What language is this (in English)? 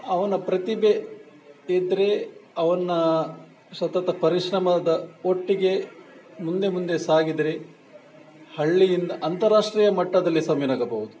Kannada